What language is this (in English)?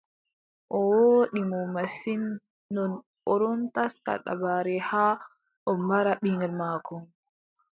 Adamawa Fulfulde